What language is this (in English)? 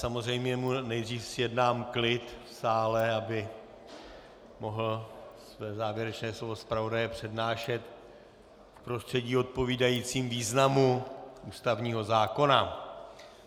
Czech